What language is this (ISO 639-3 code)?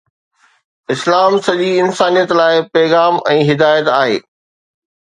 snd